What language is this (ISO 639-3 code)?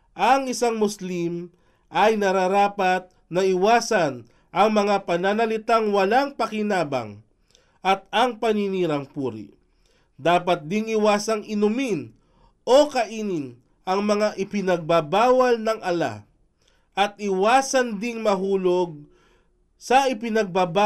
fil